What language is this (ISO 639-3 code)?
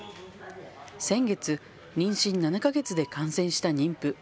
jpn